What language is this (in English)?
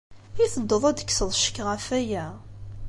Kabyle